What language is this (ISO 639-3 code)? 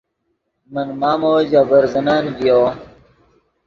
ydg